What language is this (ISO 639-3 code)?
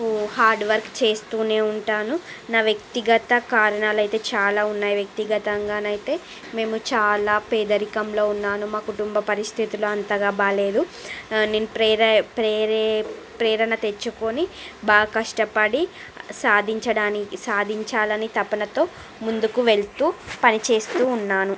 tel